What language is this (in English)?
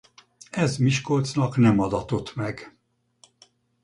Hungarian